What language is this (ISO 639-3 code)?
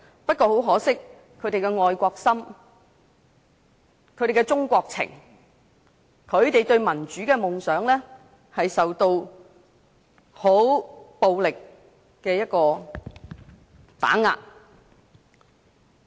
yue